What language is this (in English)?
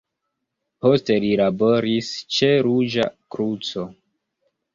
Esperanto